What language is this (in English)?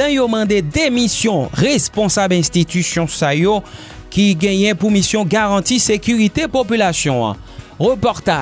French